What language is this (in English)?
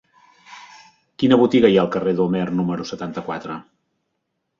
Catalan